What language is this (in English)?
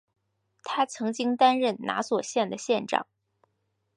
Chinese